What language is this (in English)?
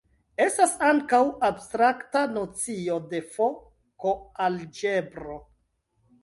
Esperanto